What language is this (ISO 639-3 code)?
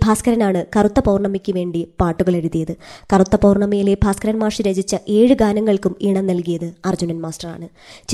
mal